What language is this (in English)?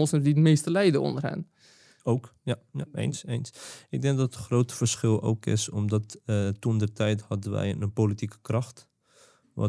Dutch